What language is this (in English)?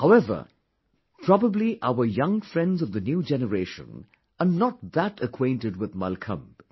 English